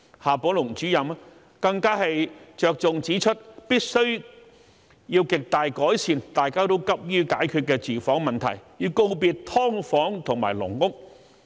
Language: Cantonese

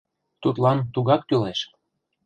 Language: Mari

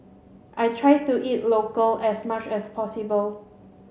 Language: English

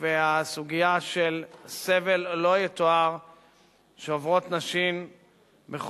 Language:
Hebrew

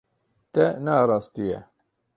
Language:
Kurdish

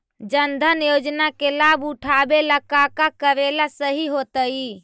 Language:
Magahi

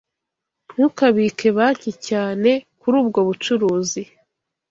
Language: Kinyarwanda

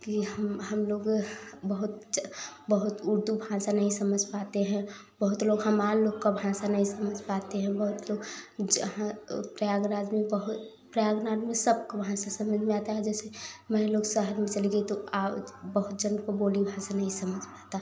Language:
Hindi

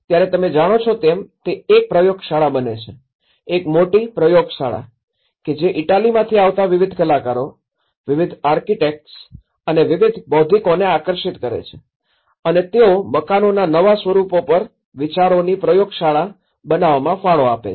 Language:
Gujarati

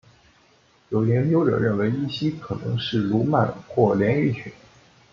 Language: Chinese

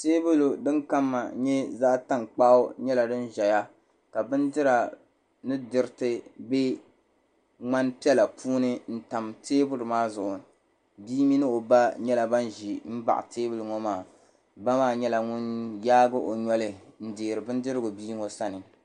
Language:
Dagbani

